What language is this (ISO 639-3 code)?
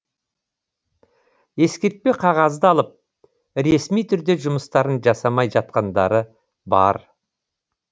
kaz